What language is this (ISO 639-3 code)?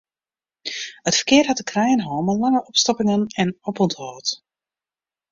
fry